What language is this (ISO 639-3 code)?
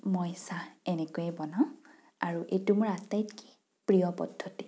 asm